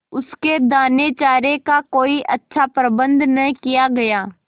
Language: Hindi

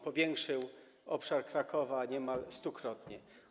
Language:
Polish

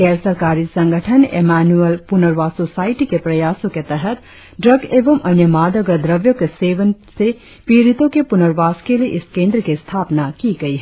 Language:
Hindi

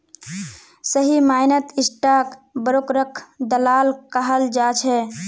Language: Magahi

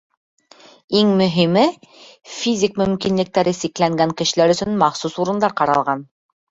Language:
Bashkir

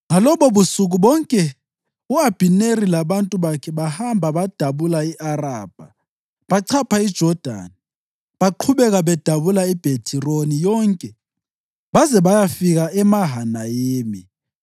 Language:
North Ndebele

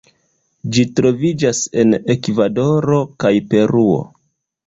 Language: Esperanto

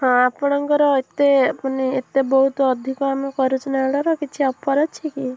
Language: Odia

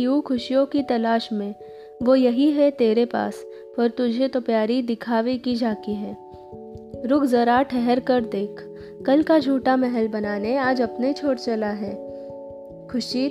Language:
Hindi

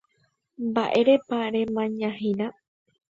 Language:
Guarani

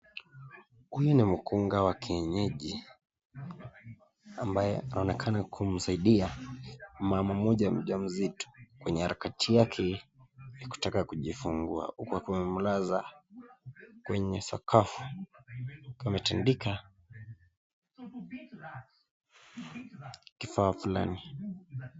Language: Swahili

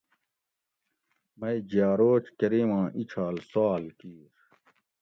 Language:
Gawri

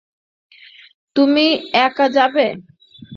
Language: Bangla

